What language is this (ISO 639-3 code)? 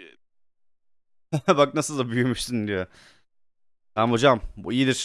tur